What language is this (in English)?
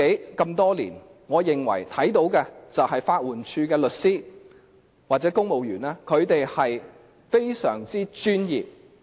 Cantonese